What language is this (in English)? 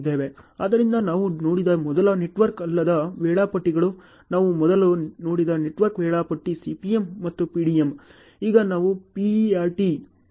Kannada